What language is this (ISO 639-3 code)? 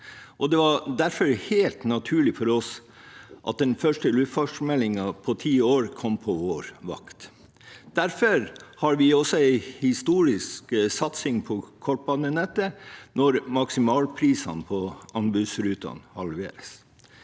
nor